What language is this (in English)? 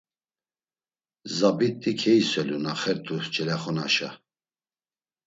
Laz